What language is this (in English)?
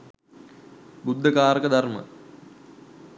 Sinhala